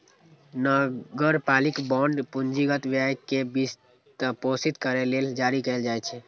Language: Maithili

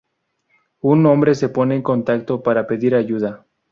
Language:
Spanish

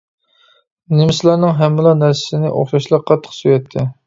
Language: Uyghur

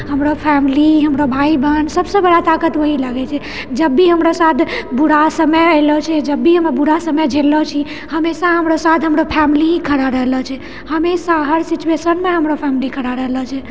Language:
Maithili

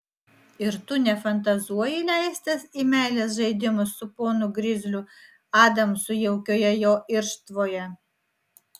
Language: Lithuanian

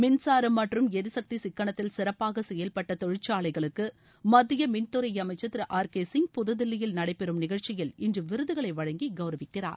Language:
Tamil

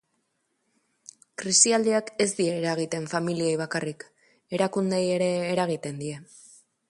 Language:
Basque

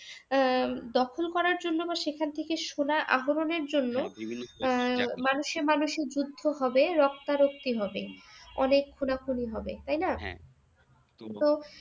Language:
Bangla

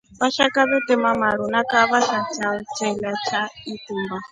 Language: Rombo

